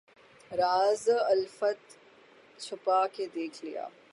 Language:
Urdu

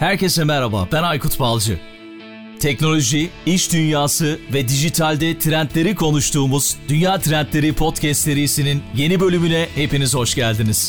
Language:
Turkish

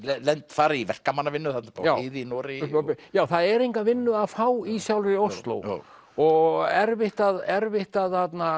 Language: Icelandic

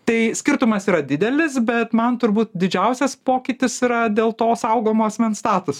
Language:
Lithuanian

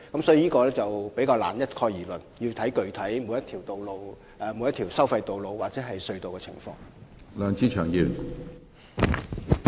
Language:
Cantonese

